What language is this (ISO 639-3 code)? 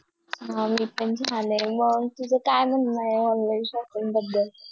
mar